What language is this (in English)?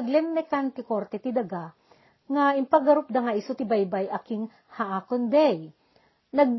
Filipino